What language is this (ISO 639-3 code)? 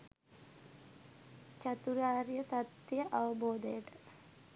sin